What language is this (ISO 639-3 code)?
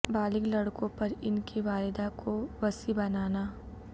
urd